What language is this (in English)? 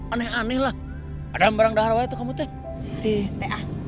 Indonesian